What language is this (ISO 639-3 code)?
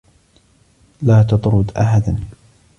ara